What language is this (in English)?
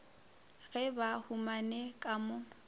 Northern Sotho